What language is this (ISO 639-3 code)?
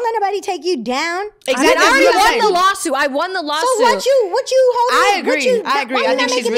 eng